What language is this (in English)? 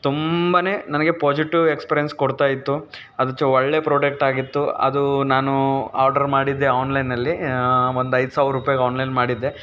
Kannada